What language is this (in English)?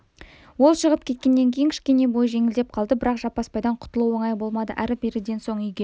Kazakh